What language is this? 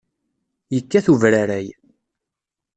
Kabyle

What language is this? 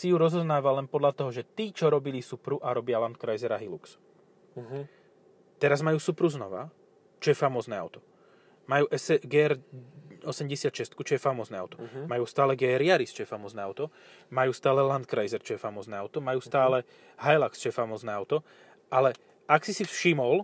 Slovak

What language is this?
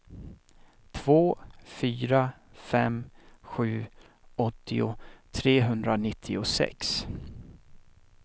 Swedish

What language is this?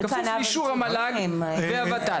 Hebrew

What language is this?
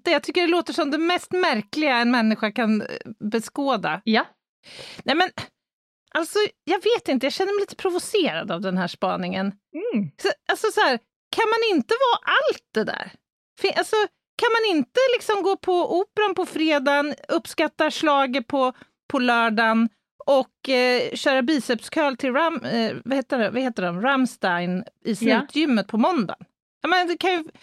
Swedish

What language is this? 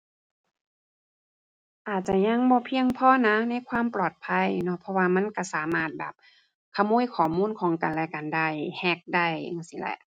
Thai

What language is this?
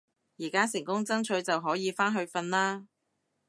Cantonese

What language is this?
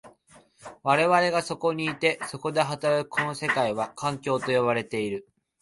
Japanese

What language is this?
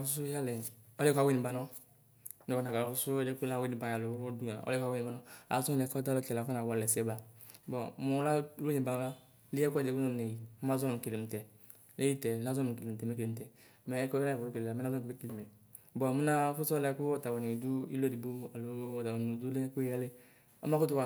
Ikposo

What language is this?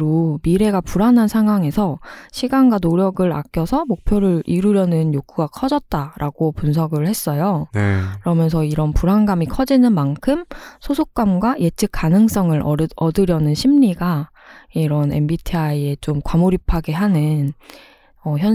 Korean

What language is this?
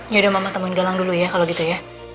Indonesian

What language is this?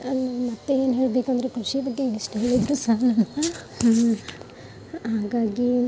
Kannada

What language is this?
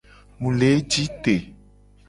Gen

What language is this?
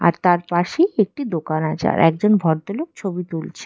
Bangla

